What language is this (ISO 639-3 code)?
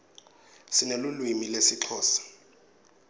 ssw